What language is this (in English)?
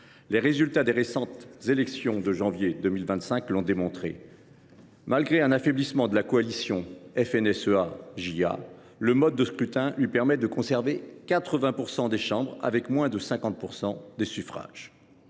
French